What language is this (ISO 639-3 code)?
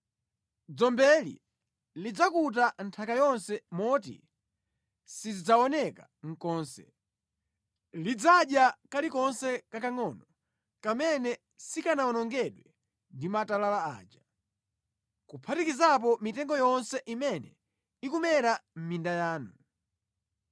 nya